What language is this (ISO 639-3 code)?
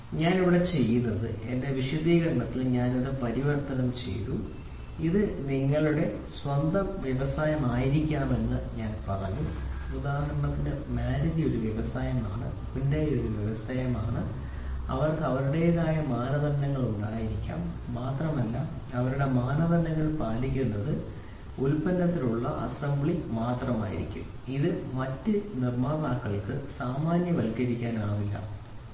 mal